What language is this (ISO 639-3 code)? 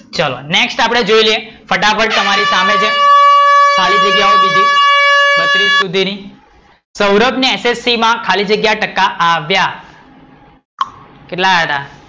guj